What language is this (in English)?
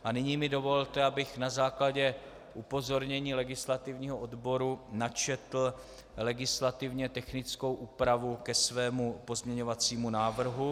Czech